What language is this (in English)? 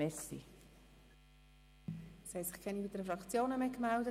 Swiss German